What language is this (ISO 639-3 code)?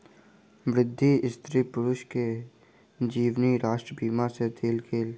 mai